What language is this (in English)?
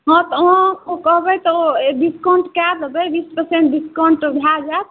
Maithili